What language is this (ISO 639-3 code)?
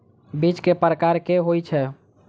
mai